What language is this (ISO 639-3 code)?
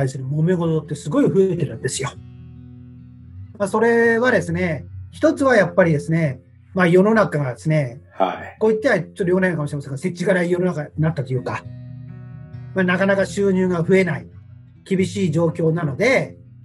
jpn